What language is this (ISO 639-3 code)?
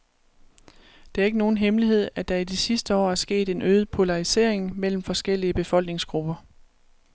dan